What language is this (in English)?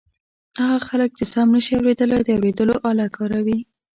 Pashto